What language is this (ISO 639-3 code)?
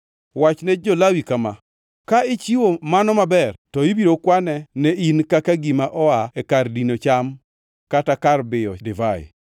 luo